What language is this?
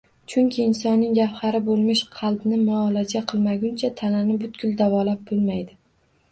Uzbek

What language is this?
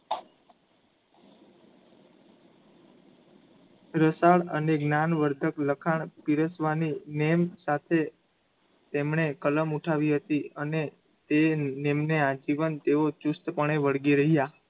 Gujarati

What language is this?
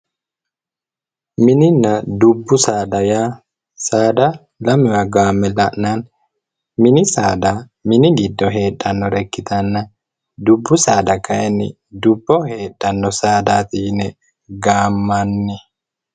Sidamo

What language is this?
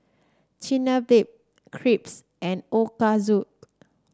English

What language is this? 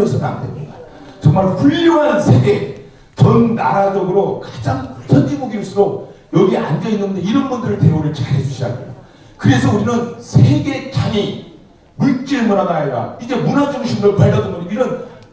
Korean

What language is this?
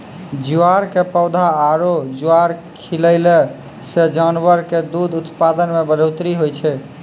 Maithili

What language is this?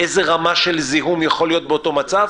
Hebrew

